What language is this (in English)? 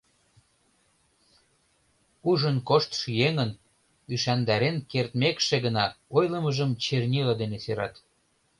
Mari